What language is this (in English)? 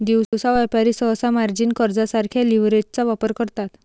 Marathi